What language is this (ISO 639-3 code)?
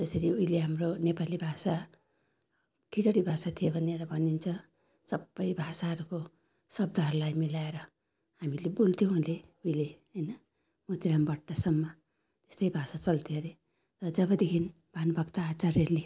nep